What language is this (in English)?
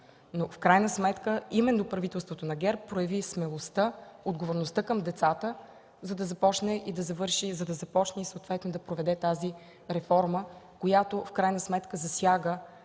Bulgarian